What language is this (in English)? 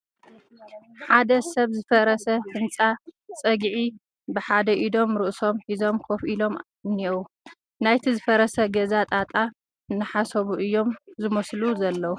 Tigrinya